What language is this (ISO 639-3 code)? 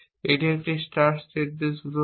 ben